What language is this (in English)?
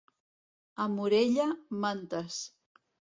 Catalan